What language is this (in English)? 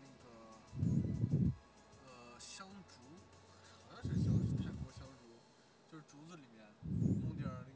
Chinese